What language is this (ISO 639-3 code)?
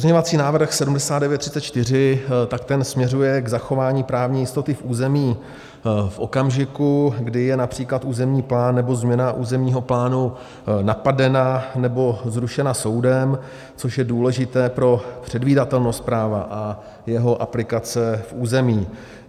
ces